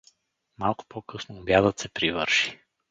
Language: Bulgarian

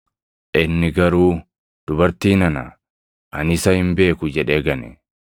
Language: Oromo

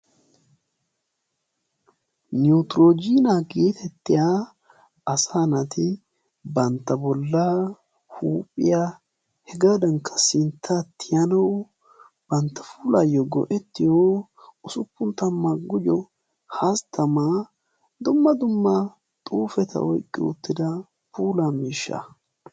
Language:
Wolaytta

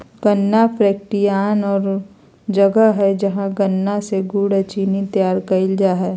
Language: Magahi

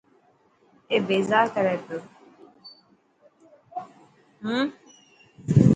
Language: Dhatki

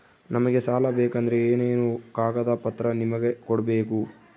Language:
Kannada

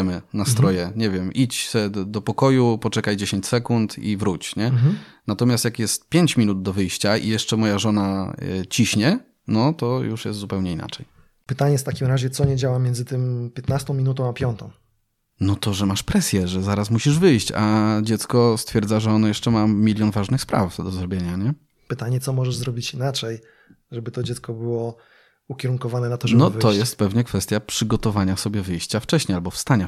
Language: Polish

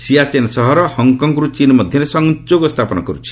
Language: Odia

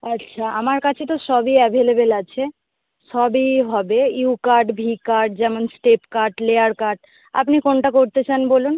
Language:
Bangla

